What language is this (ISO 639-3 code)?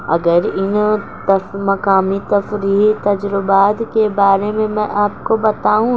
urd